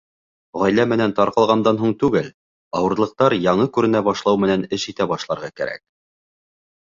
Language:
Bashkir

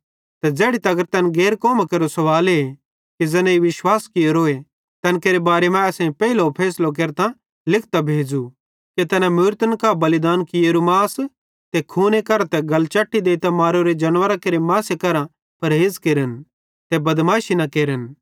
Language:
Bhadrawahi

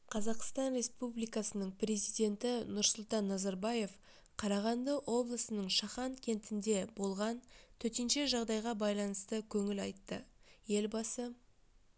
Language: Kazakh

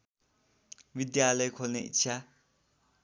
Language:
Nepali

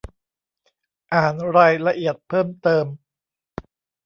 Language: Thai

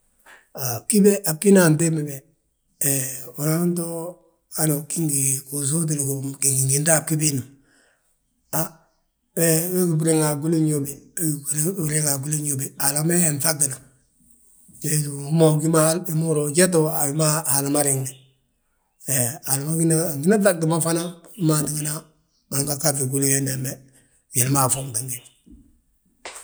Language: Balanta-Ganja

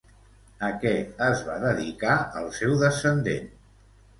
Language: Catalan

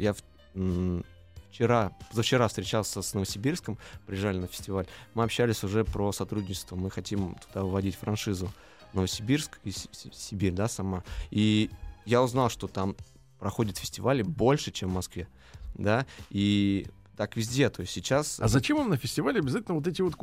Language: Russian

